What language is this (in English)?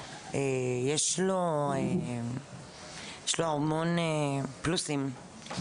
Hebrew